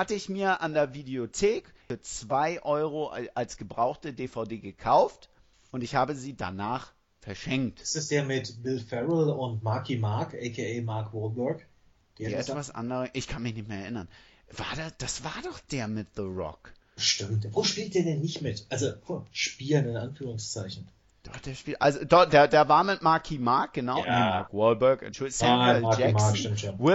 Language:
German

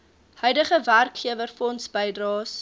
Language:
Afrikaans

